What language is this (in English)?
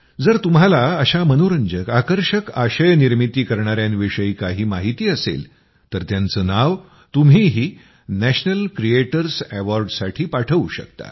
Marathi